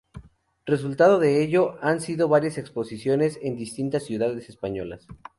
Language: Spanish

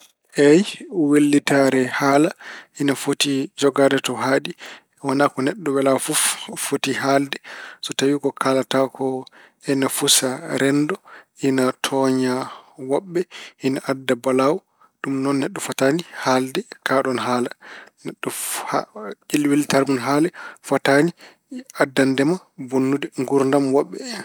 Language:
Fula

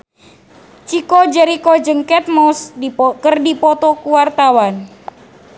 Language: Sundanese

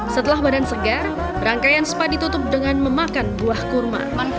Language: Indonesian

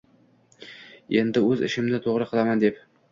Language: Uzbek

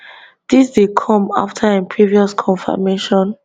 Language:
Nigerian Pidgin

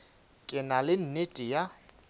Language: Northern Sotho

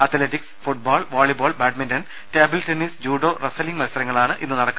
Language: Malayalam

